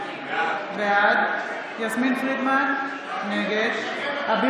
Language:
Hebrew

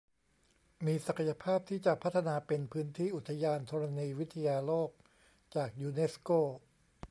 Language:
Thai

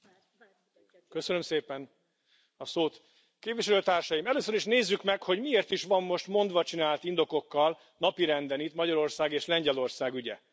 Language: Hungarian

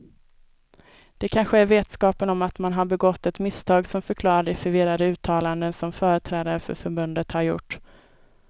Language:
Swedish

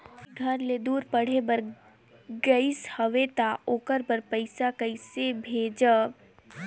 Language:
Chhattisgarhi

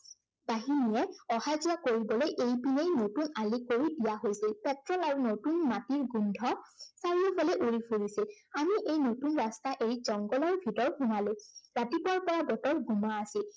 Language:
Assamese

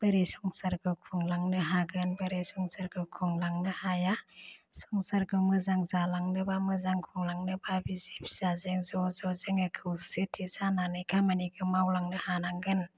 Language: Bodo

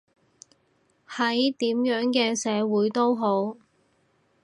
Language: Cantonese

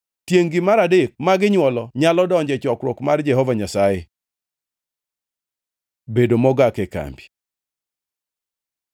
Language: Luo (Kenya and Tanzania)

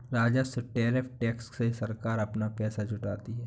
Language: Hindi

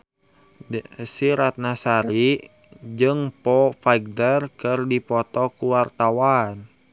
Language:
Sundanese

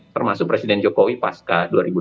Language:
Indonesian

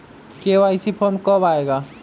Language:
Magahi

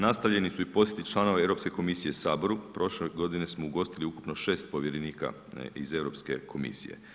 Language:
Croatian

